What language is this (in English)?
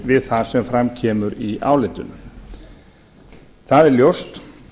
Icelandic